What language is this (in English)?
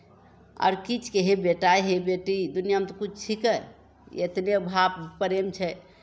Maithili